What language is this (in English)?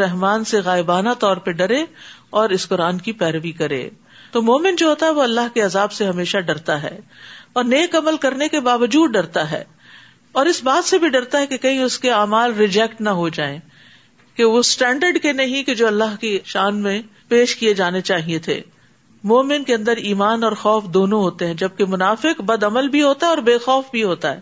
Urdu